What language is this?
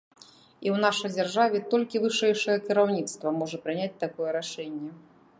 Belarusian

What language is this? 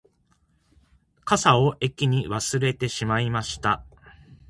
Japanese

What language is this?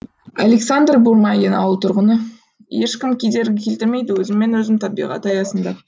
Kazakh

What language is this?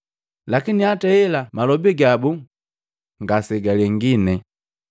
Matengo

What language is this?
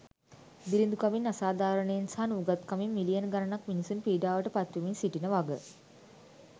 Sinhala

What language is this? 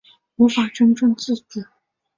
Chinese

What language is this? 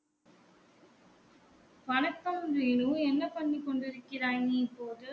Tamil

